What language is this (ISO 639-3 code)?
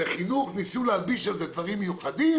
heb